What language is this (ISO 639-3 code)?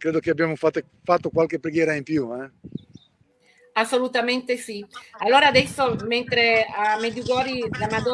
ita